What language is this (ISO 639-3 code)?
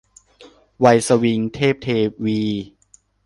tha